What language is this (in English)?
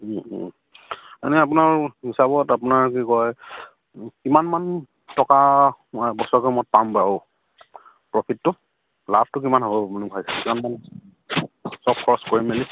Assamese